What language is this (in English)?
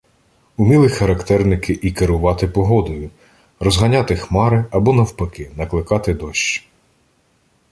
Ukrainian